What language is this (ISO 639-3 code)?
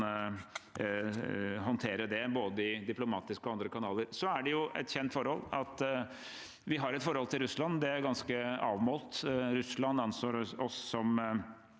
nor